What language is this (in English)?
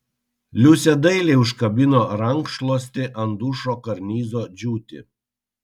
Lithuanian